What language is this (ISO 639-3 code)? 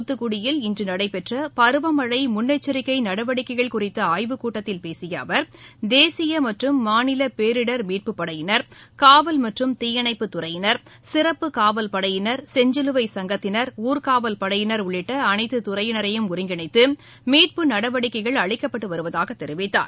tam